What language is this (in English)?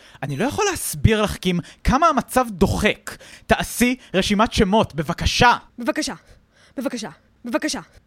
Hebrew